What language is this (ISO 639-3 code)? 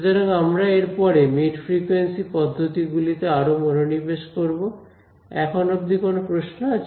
ben